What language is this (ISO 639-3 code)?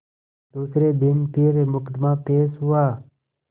hin